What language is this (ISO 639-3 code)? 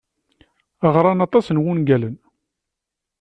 kab